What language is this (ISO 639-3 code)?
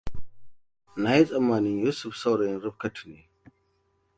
hau